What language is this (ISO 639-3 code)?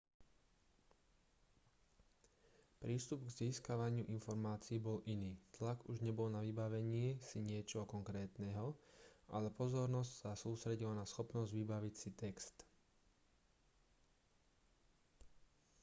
slk